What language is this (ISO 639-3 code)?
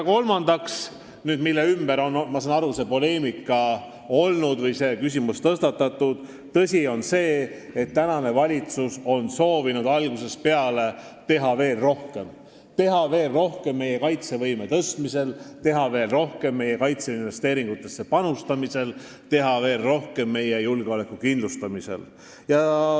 est